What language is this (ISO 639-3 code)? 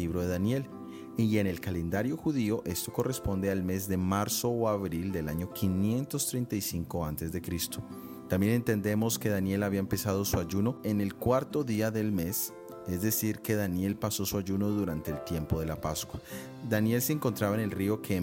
spa